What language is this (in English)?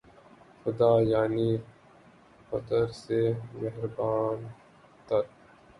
Urdu